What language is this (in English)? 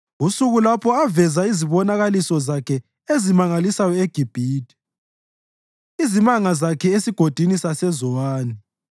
North Ndebele